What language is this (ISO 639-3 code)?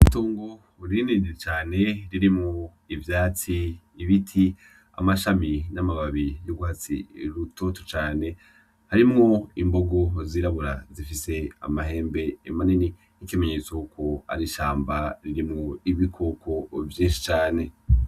run